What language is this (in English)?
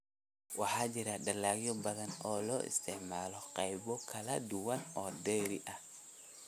Somali